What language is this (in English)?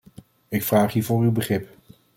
Dutch